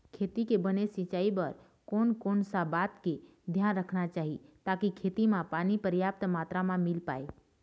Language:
Chhattisgarhi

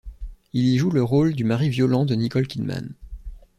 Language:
French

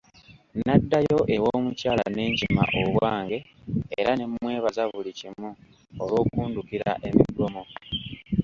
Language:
Ganda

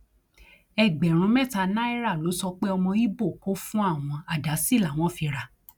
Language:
Yoruba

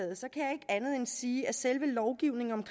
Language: Danish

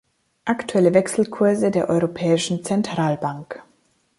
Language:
German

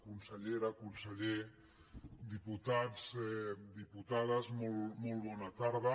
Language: Catalan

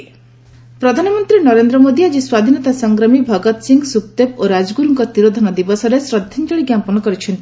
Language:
Odia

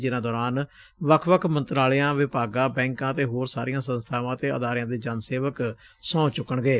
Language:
Punjabi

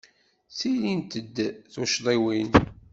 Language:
Kabyle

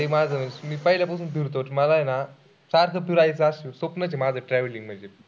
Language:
Marathi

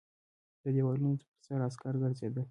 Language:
Pashto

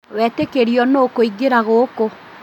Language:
Kikuyu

